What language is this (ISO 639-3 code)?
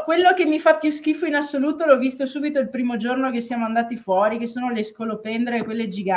ita